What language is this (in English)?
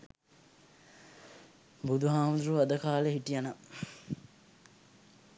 Sinhala